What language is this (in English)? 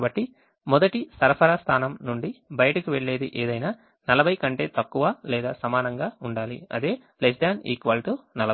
Telugu